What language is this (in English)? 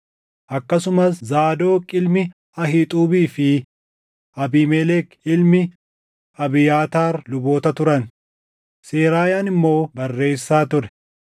Oromo